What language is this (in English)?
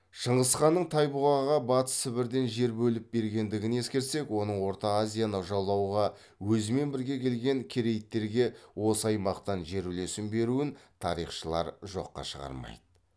Kazakh